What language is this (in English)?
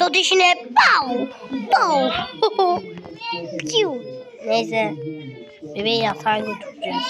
Turkish